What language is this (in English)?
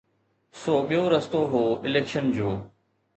Sindhi